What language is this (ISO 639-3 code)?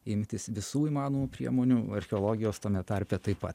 lit